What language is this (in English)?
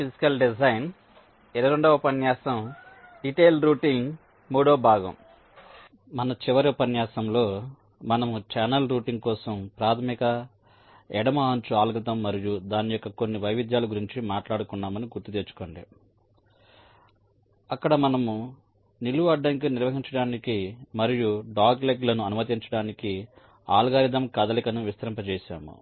Telugu